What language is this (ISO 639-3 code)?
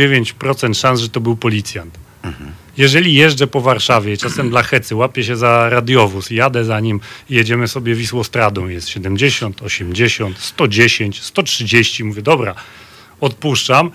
pol